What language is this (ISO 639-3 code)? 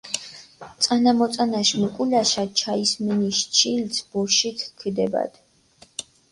xmf